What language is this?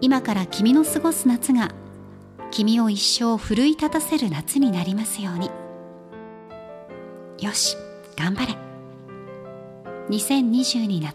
Japanese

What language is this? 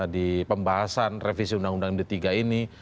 Indonesian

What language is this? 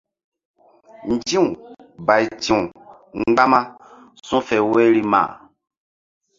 Mbum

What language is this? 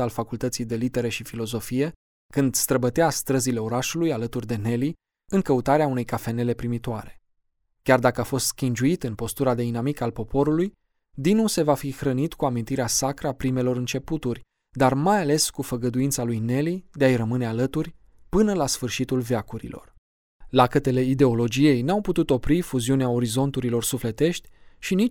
Romanian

